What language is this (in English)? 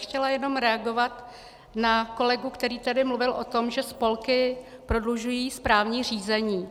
Czech